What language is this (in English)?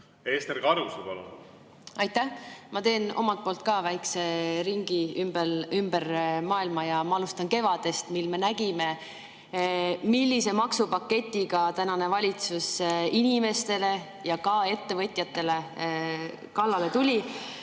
Estonian